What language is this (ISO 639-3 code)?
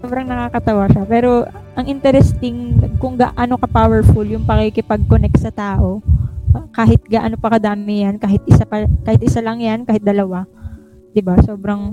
fil